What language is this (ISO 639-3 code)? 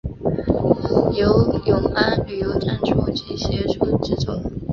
zho